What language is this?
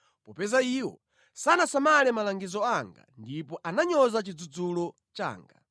Nyanja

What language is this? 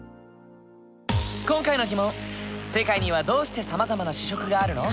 Japanese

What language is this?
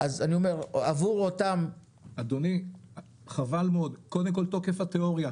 Hebrew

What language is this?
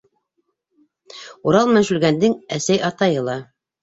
Bashkir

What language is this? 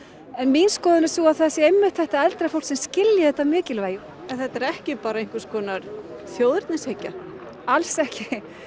Icelandic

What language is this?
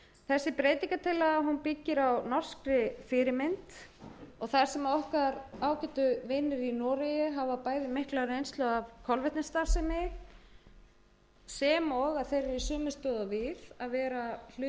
Icelandic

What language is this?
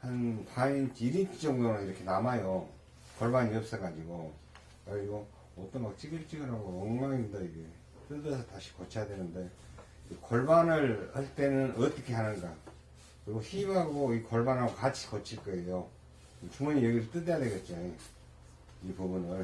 Korean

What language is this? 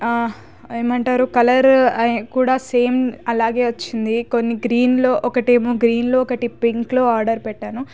Telugu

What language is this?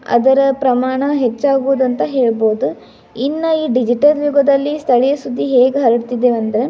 Kannada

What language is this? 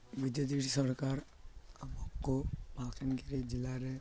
Odia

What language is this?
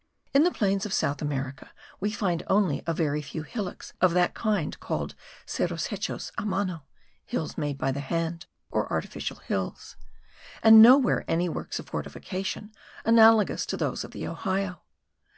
English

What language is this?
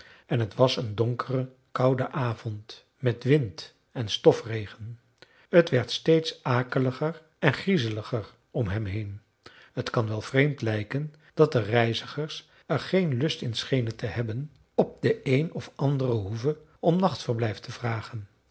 Dutch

